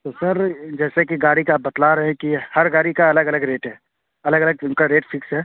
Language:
Urdu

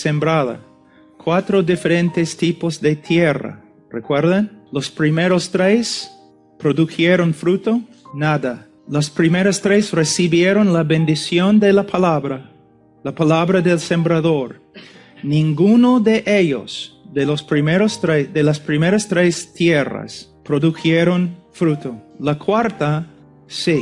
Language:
Spanish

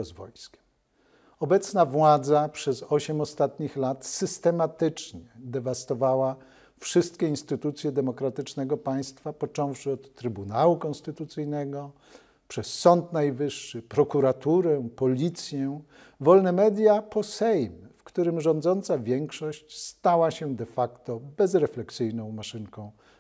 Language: Polish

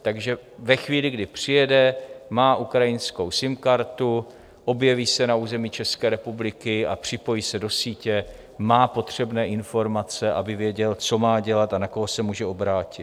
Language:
Czech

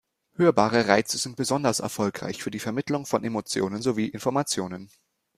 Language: German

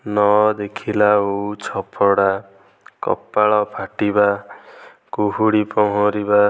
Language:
Odia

